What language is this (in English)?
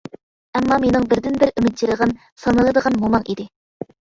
Uyghur